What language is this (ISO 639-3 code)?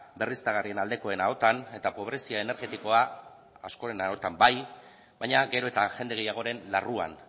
eus